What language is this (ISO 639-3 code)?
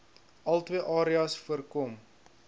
afr